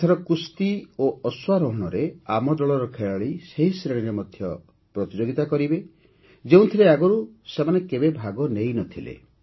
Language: Odia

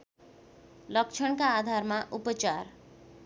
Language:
Nepali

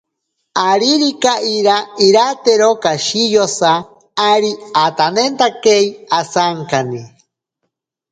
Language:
Ashéninka Perené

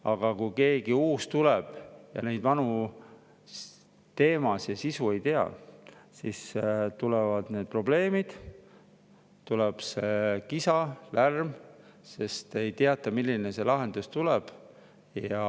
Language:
Estonian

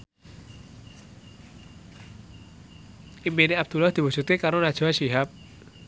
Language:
Javanese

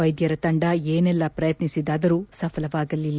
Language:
Kannada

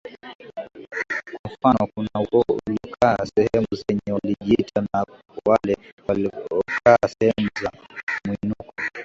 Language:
Swahili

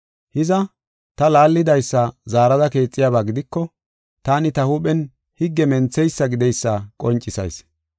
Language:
Gofa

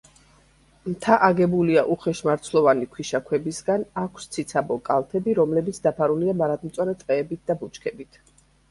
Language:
Georgian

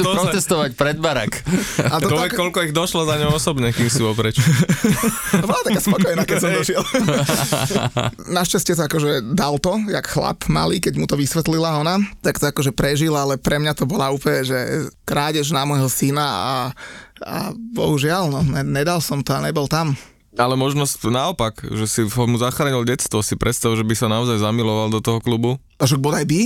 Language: Slovak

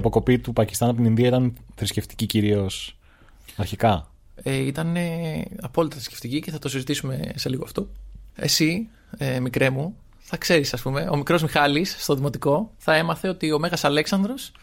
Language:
Greek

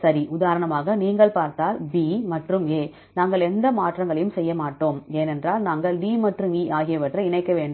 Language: Tamil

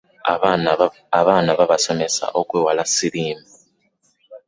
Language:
Ganda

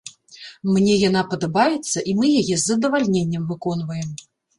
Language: Belarusian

